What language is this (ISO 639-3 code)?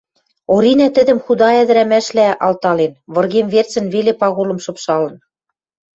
mrj